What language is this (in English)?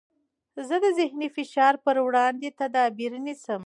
Pashto